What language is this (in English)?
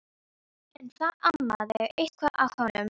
Icelandic